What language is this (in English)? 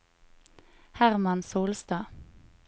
Norwegian